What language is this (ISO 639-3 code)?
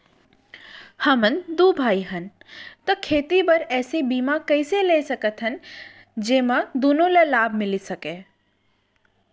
hne